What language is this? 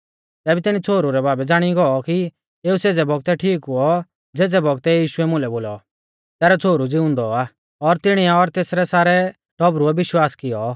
Mahasu Pahari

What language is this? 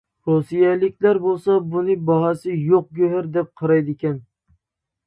Uyghur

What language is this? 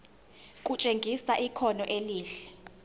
Zulu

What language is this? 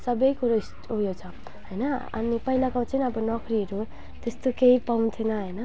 Nepali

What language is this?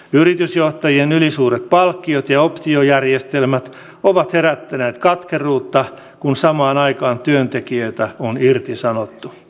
Finnish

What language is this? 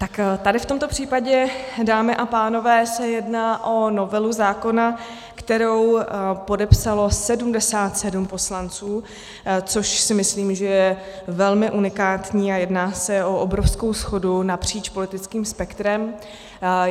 Czech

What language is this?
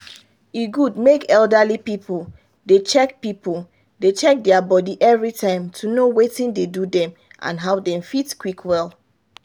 Nigerian Pidgin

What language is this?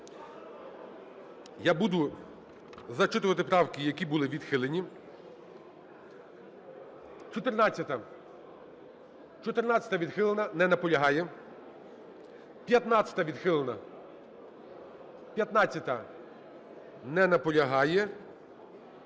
Ukrainian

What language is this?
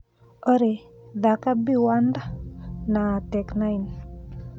Kikuyu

